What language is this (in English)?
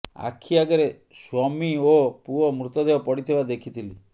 Odia